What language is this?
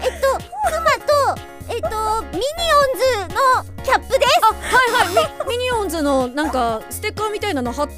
Japanese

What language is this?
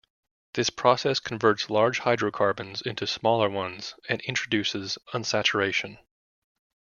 English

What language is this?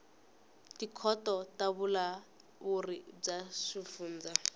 Tsonga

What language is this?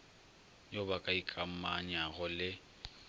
Northern Sotho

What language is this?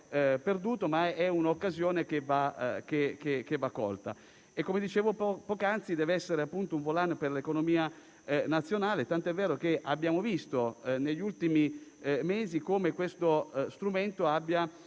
Italian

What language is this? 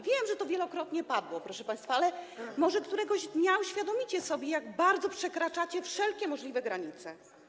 Polish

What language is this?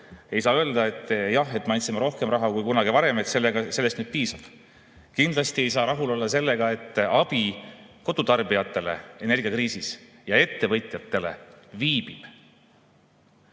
Estonian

